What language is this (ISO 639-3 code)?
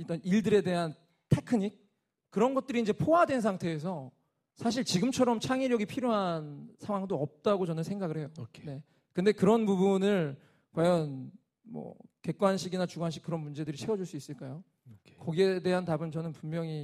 kor